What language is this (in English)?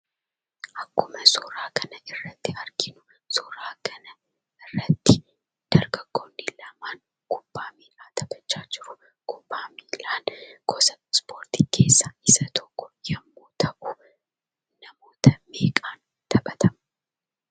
Oromo